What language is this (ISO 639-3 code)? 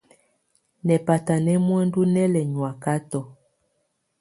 tvu